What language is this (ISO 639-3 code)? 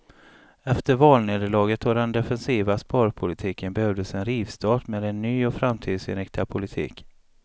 swe